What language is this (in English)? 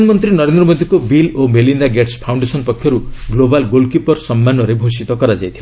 Odia